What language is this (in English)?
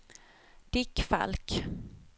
Swedish